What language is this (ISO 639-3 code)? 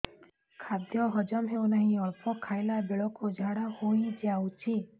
ori